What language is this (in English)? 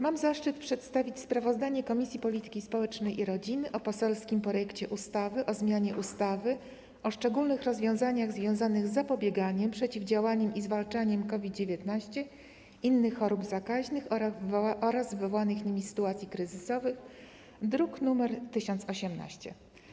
Polish